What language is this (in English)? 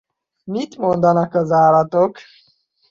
Hungarian